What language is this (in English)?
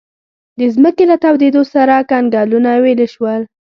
Pashto